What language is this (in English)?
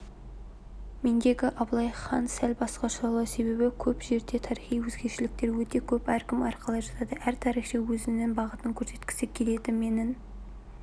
Kazakh